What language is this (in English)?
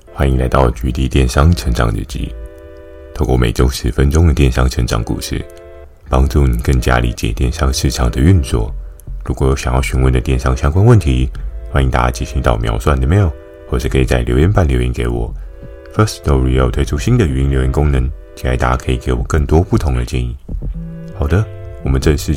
Chinese